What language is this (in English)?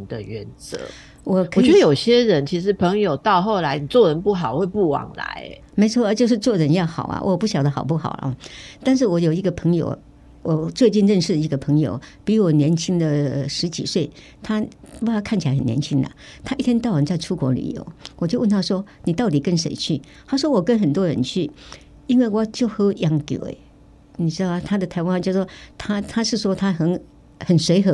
Chinese